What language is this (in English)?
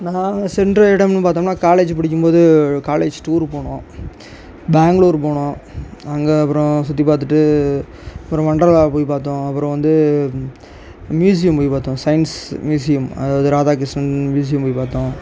Tamil